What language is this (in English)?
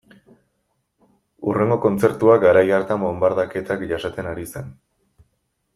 Basque